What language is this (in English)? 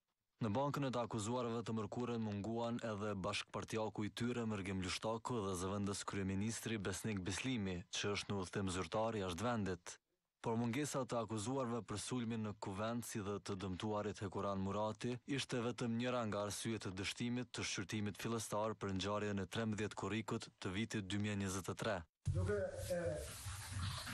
Romanian